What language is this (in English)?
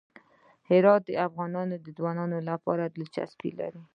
Pashto